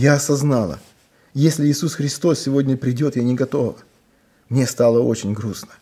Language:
Russian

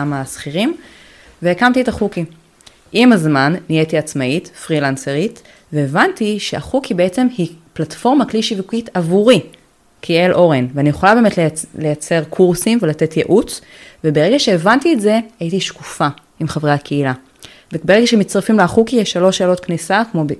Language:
Hebrew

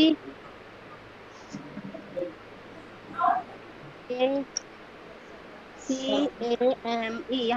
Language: Spanish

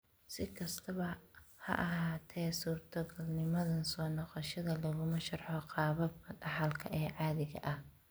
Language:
Somali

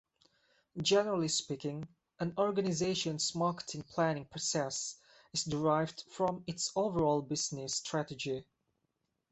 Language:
English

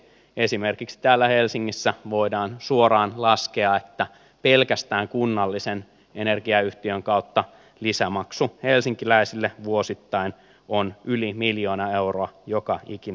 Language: Finnish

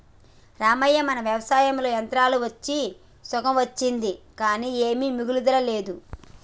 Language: Telugu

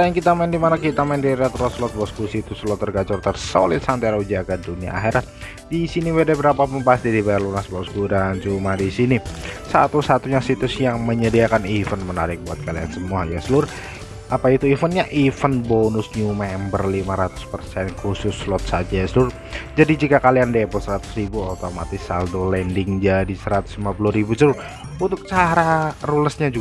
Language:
Indonesian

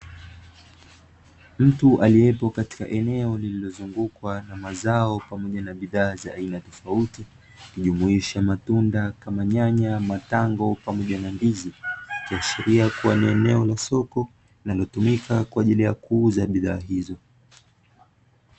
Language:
Swahili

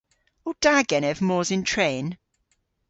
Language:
Cornish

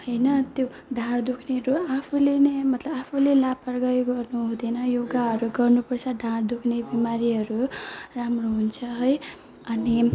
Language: Nepali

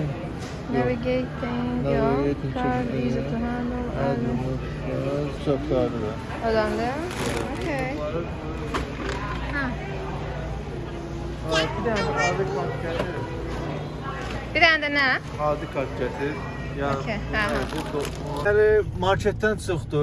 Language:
Turkish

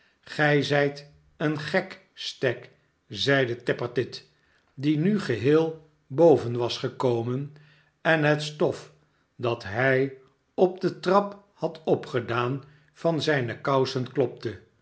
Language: Dutch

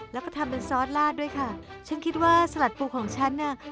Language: Thai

